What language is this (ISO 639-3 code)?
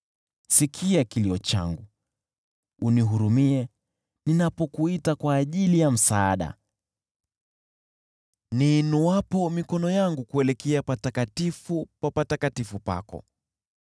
swa